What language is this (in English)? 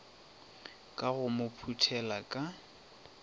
Northern Sotho